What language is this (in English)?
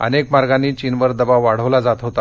Marathi